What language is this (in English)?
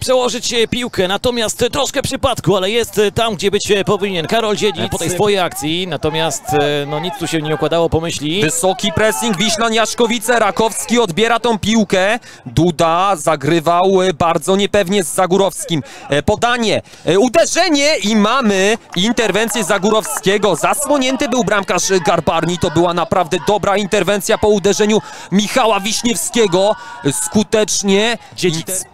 Polish